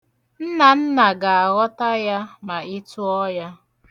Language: Igbo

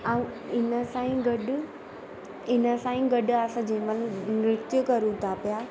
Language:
Sindhi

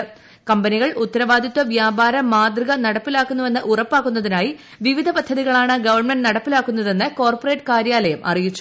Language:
Malayalam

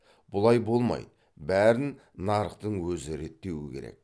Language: Kazakh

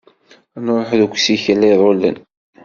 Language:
Kabyle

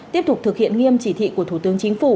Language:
Vietnamese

